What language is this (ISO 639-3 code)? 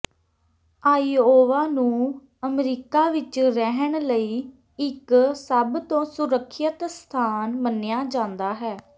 pan